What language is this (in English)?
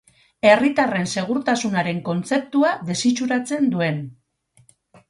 Basque